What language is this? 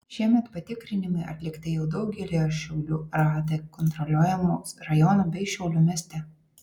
Lithuanian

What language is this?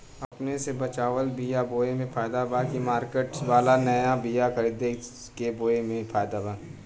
Bhojpuri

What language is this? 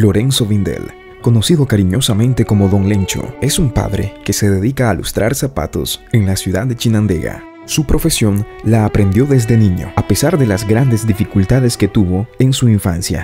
Spanish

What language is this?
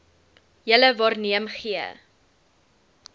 Afrikaans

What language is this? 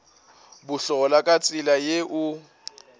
Northern Sotho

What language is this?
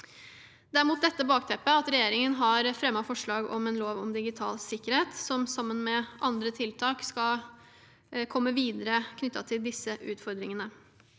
Norwegian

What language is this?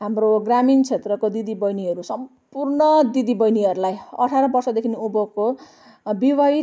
Nepali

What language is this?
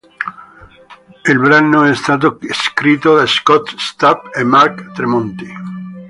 Italian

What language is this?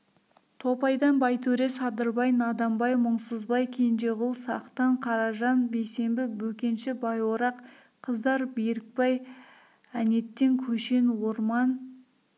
Kazakh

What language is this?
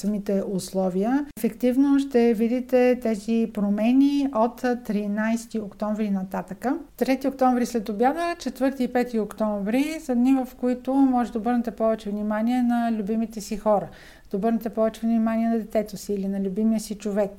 Bulgarian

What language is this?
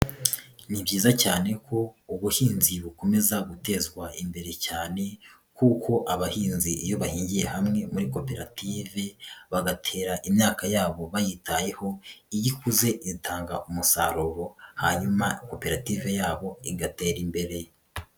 Kinyarwanda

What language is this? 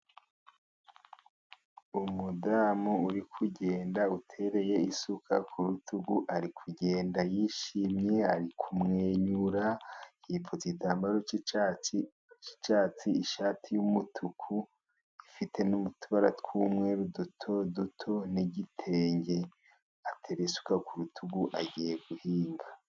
Kinyarwanda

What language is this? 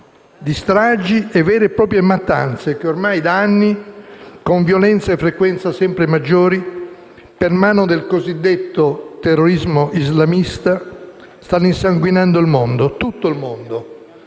Italian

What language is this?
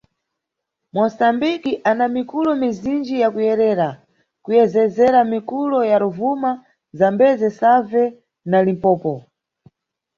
Nyungwe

